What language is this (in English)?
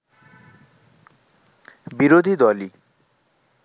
Bangla